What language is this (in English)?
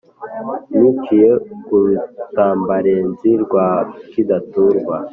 Kinyarwanda